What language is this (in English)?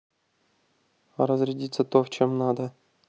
Russian